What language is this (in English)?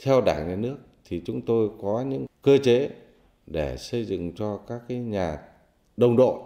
Vietnamese